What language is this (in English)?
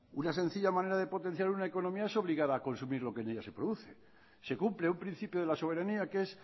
Spanish